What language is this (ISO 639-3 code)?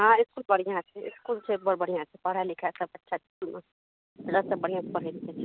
mai